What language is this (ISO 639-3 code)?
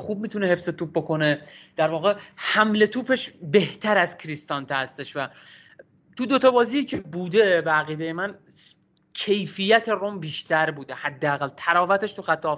fas